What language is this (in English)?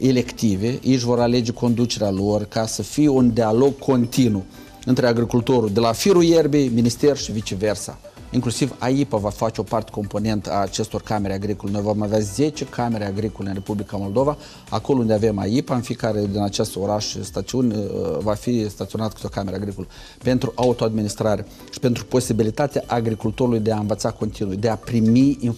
Romanian